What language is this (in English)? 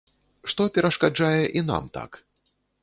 Belarusian